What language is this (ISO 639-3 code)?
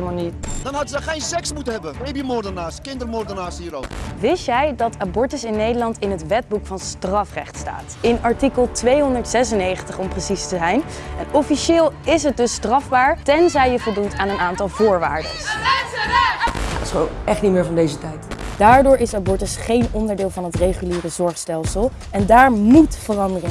nld